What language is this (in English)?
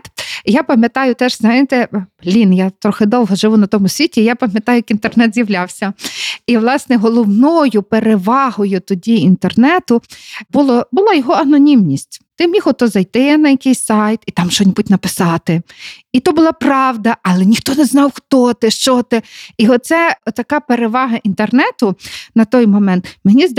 Ukrainian